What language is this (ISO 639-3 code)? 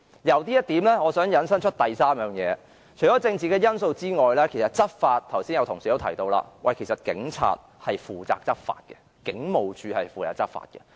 yue